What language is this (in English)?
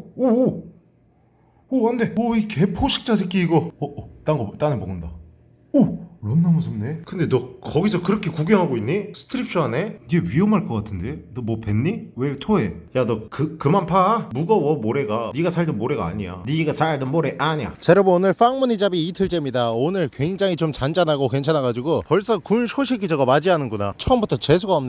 Korean